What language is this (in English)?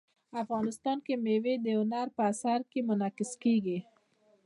Pashto